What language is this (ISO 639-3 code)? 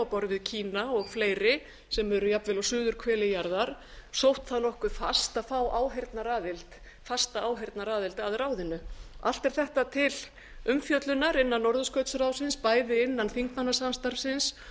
isl